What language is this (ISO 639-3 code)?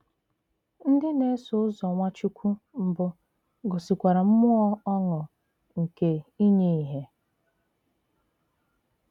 ibo